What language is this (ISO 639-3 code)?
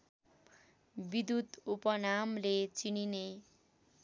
nep